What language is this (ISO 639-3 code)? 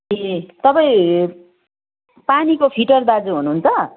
nep